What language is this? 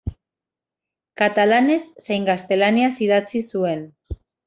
Basque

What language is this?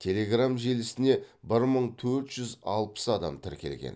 Kazakh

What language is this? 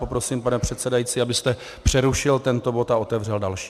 Czech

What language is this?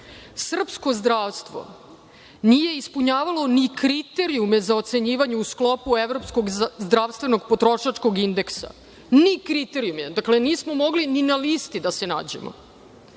Serbian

